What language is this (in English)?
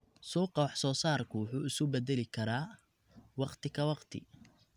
Somali